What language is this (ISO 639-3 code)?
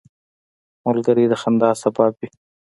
pus